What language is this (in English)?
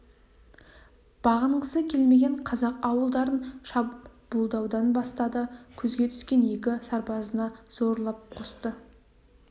Kazakh